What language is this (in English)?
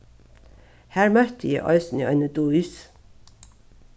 Faroese